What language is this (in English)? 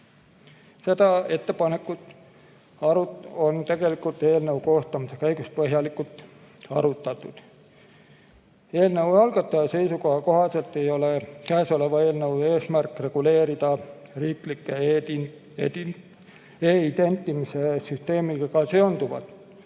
Estonian